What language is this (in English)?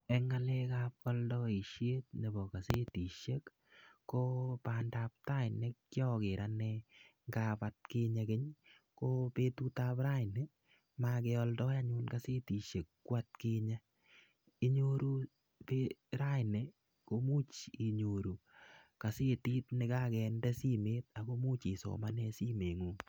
Kalenjin